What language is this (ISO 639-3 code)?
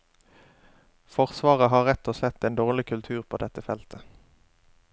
nor